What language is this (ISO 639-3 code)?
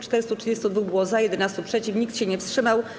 pol